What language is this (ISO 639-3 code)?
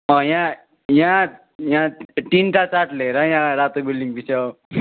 nep